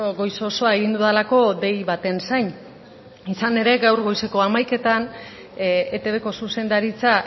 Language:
Basque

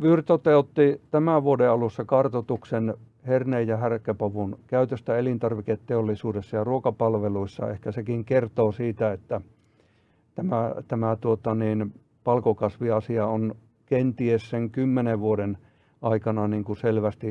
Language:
Finnish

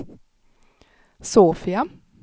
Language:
Swedish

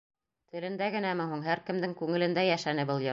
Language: Bashkir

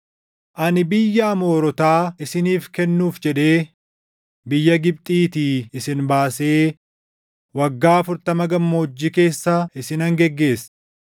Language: Oromo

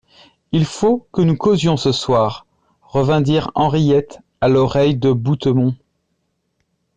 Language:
French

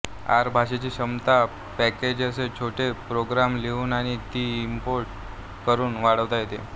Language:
Marathi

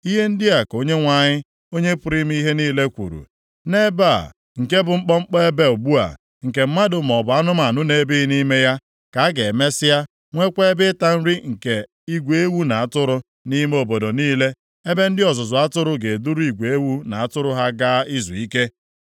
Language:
Igbo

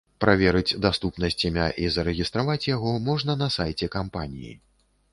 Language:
Belarusian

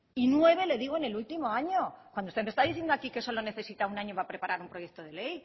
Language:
Spanish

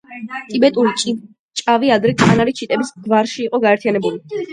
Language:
Georgian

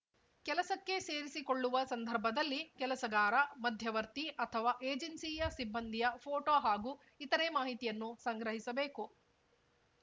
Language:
Kannada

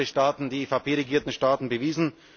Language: German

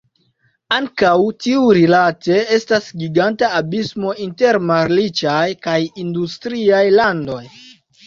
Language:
Esperanto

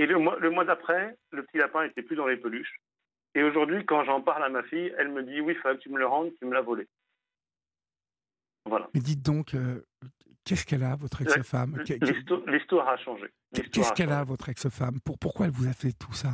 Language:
French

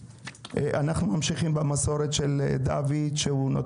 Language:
Hebrew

